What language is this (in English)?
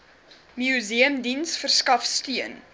Afrikaans